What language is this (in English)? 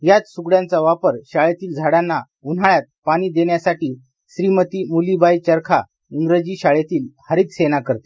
Marathi